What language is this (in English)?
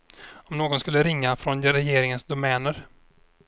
Swedish